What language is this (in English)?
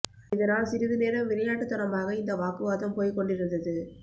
Tamil